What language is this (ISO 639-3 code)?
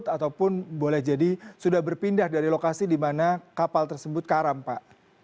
ind